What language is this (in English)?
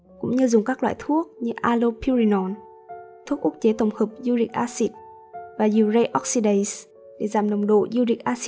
Vietnamese